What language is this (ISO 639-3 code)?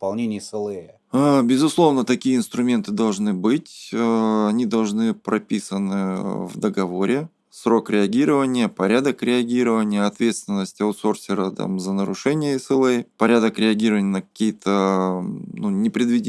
rus